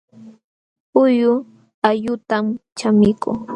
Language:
Jauja Wanca Quechua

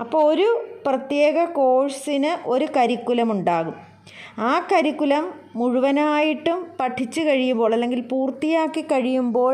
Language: Malayalam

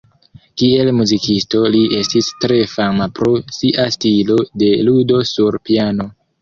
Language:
Esperanto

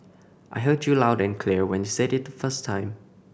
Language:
English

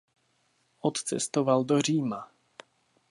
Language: Czech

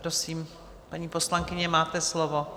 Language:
Czech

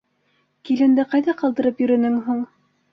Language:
Bashkir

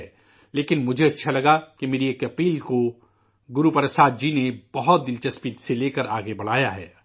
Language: Urdu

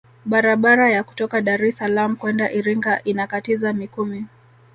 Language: Swahili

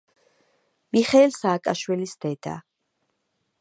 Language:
Georgian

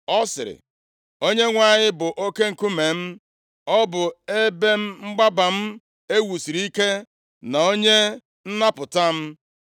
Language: Igbo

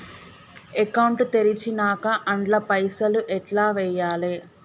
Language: Telugu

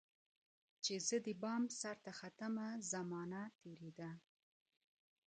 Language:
Pashto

